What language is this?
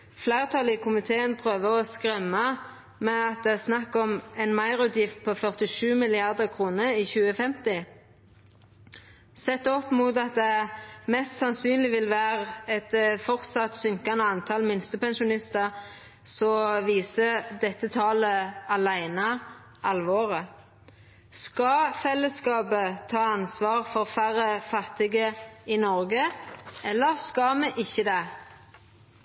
Norwegian Nynorsk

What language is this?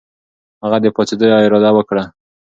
Pashto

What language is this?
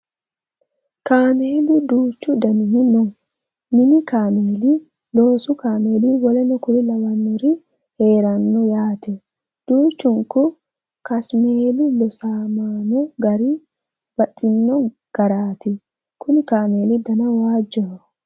Sidamo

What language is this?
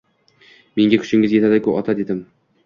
Uzbek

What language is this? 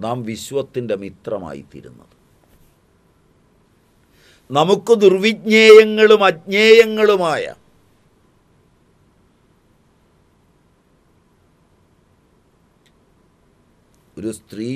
Hindi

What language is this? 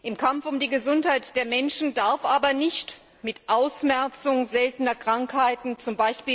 German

